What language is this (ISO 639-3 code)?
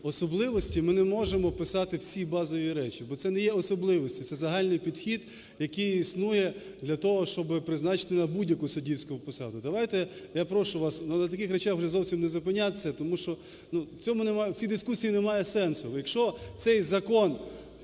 ukr